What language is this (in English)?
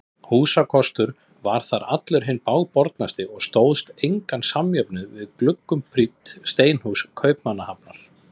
Icelandic